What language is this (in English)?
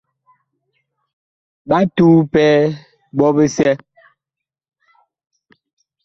Bakoko